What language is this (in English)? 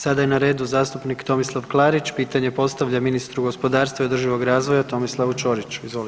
Croatian